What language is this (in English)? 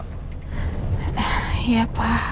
Indonesian